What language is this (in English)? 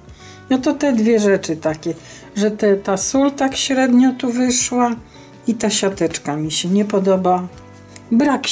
Polish